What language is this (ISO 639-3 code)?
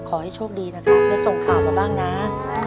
tha